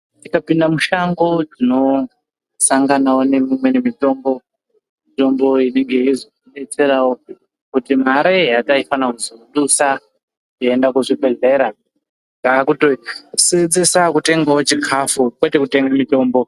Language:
Ndau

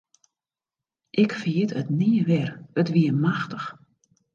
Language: Western Frisian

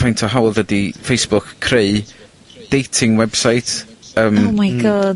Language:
Welsh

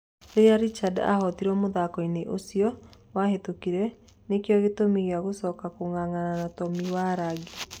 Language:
Kikuyu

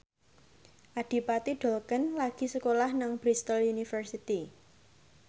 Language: Javanese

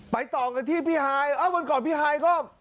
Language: Thai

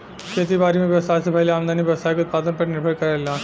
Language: Bhojpuri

